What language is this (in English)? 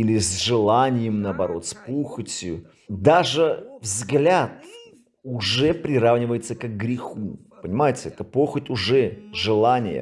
Russian